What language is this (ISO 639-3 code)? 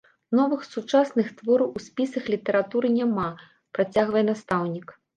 bel